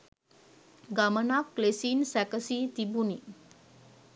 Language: Sinhala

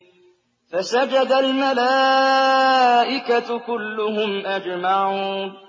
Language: Arabic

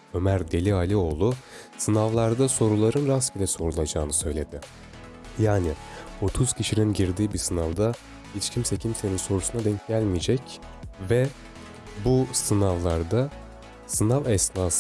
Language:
Turkish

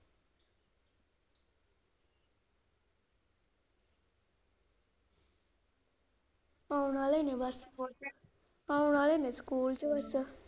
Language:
Punjabi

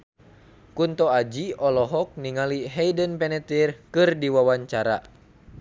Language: Sundanese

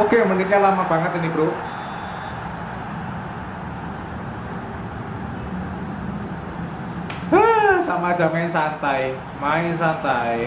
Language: Indonesian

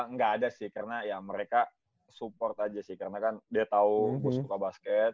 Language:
Indonesian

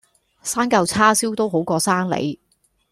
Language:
Cantonese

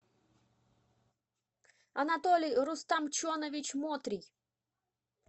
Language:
Russian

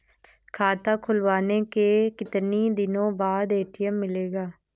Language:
Hindi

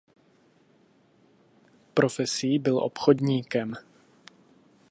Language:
Czech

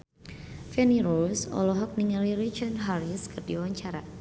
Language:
Sundanese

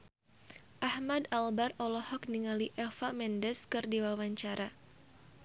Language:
Sundanese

